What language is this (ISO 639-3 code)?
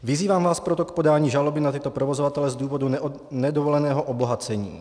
ces